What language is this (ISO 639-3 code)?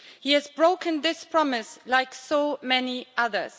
eng